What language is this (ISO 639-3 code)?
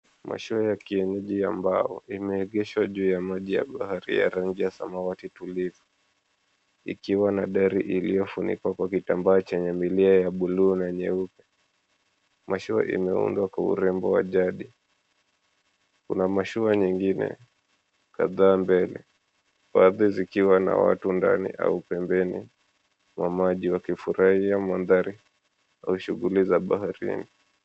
swa